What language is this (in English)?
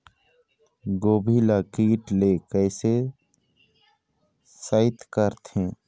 Chhattisgarhi